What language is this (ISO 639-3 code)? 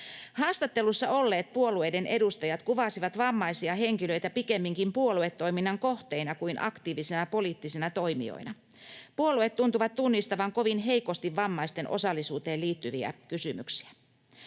fin